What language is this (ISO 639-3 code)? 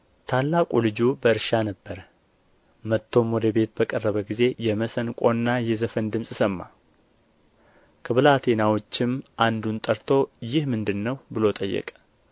amh